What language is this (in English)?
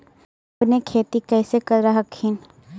Magahi